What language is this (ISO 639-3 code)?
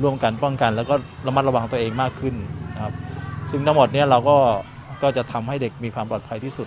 tha